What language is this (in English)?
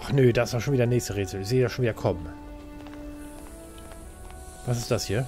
German